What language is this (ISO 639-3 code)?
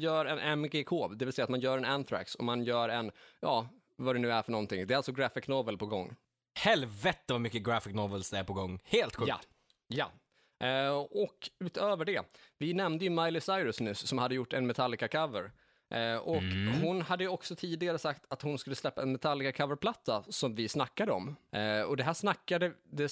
swe